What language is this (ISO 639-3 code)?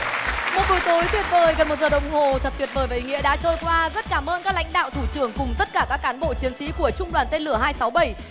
vie